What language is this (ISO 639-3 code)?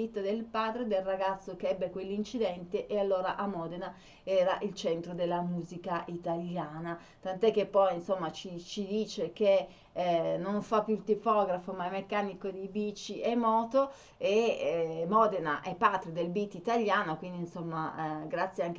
ita